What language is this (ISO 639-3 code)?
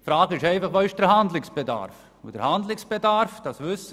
gsw